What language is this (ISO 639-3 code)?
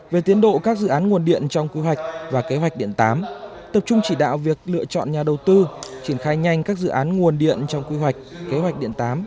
vie